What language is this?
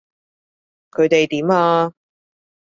Cantonese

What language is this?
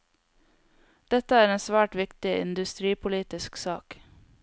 Norwegian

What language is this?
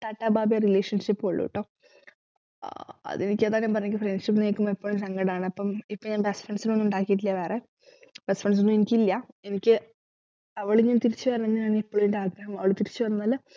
Malayalam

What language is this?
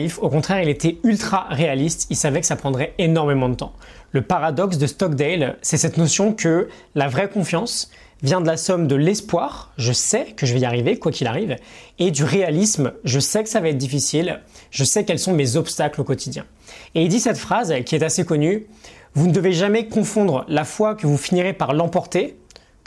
French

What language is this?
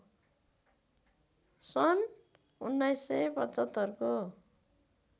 Nepali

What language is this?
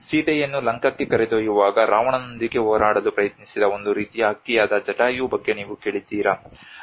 Kannada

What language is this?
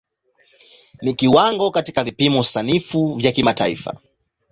Swahili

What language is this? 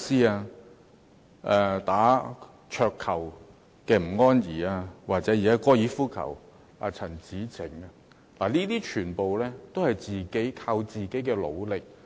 Cantonese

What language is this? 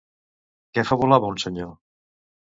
Catalan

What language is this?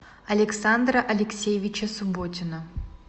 Russian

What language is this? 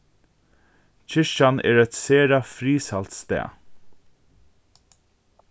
Faroese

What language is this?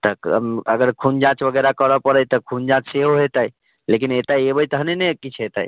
Maithili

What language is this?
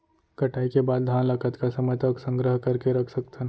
Chhattisgarhi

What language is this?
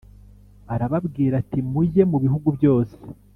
Kinyarwanda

